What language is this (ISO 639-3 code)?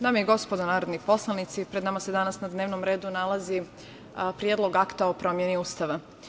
srp